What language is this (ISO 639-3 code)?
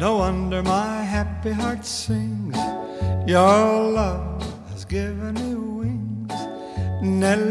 ell